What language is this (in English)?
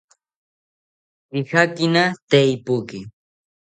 South Ucayali Ashéninka